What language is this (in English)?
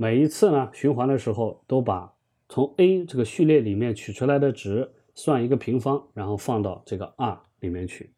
Chinese